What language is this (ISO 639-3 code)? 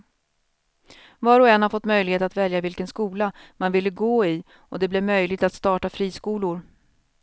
swe